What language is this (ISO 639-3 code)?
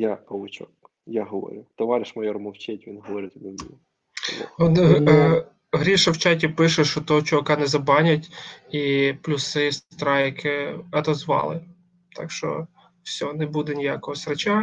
ukr